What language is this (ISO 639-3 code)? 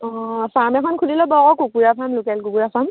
asm